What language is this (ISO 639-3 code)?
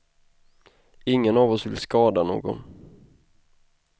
swe